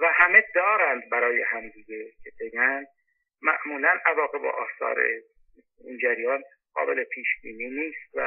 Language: Persian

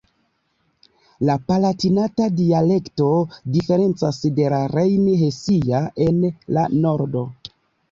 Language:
Esperanto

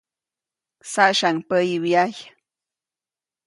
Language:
Copainalá Zoque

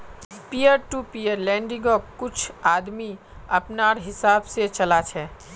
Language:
Magahi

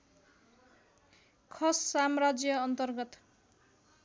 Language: Nepali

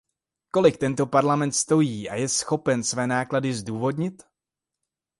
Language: Czech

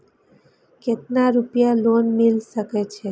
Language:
Maithili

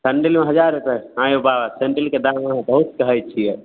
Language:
Maithili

